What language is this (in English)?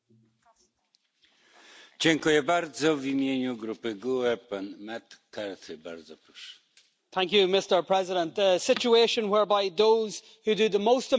English